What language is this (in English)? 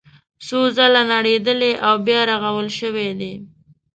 Pashto